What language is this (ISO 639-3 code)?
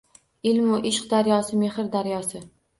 uzb